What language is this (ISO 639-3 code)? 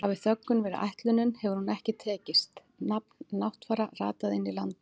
isl